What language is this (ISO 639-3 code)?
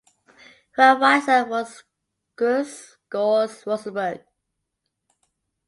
eng